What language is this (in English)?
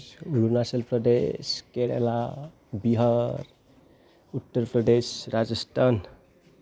Bodo